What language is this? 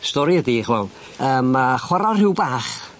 Welsh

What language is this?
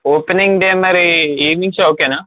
Telugu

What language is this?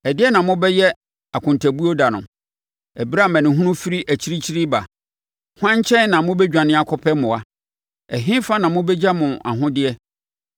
Akan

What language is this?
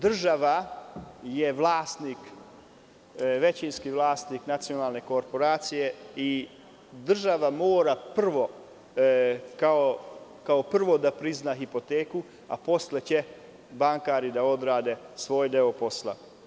Serbian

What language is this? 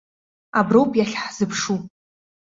Abkhazian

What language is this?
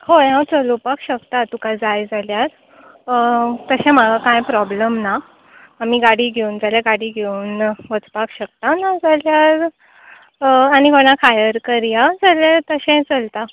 Konkani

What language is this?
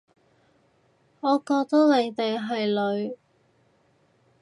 Cantonese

